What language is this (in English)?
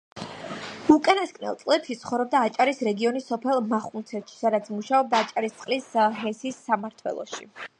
Georgian